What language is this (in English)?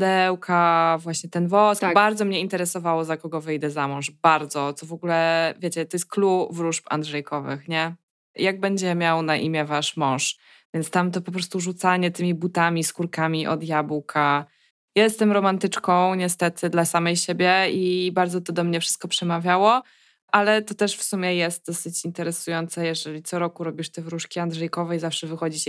Polish